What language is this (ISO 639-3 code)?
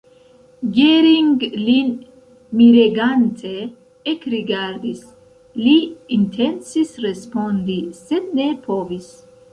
epo